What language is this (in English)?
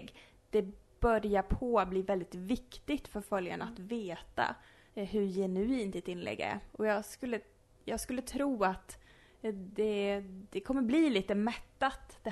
Swedish